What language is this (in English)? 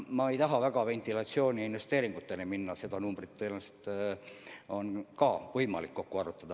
Estonian